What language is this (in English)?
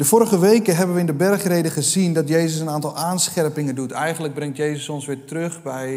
Dutch